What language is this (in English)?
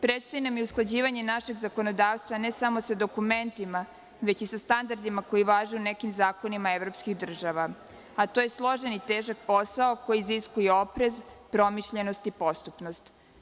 Serbian